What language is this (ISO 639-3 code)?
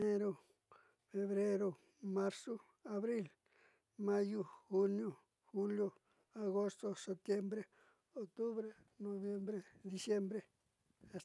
mxy